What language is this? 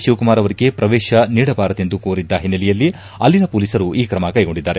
Kannada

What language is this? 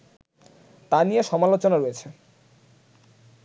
Bangla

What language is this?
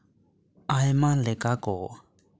Santali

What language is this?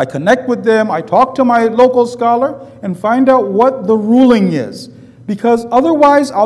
English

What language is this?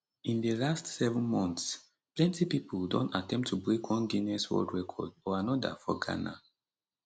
Nigerian Pidgin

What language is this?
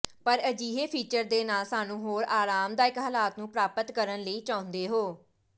Punjabi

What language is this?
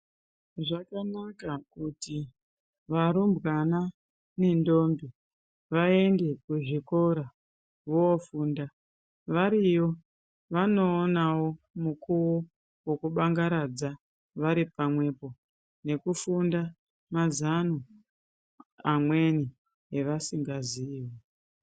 Ndau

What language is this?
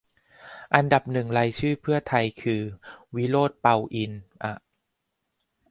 Thai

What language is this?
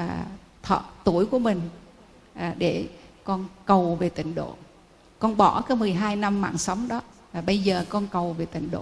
Vietnamese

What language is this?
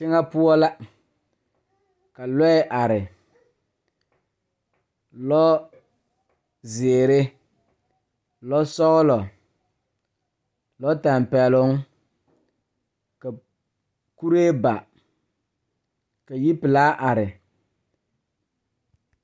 Southern Dagaare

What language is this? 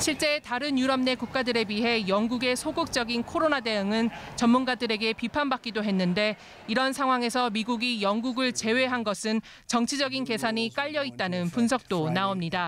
Korean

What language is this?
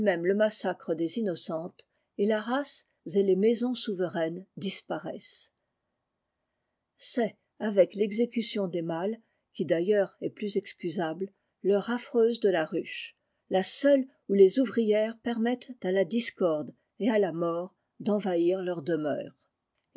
French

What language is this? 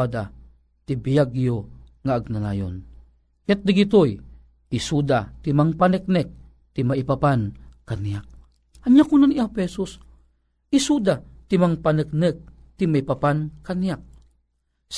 Filipino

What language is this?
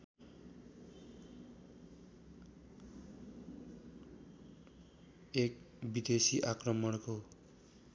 Nepali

